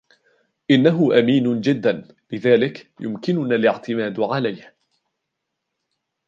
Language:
Arabic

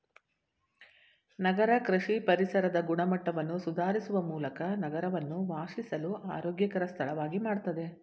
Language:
Kannada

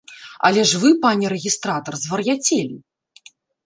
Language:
Belarusian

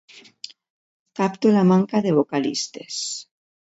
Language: Catalan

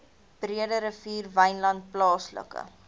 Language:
Afrikaans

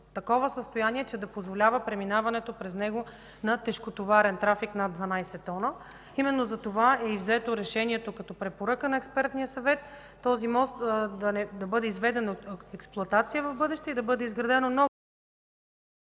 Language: Bulgarian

